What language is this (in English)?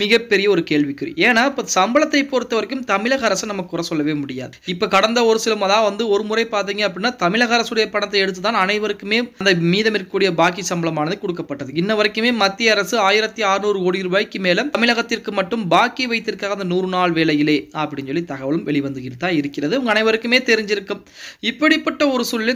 Tamil